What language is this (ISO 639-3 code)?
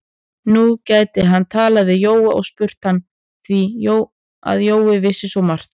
isl